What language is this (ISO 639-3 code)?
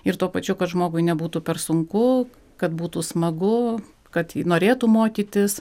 lit